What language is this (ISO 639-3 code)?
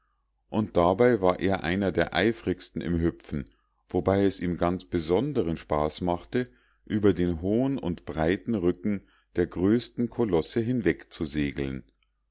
deu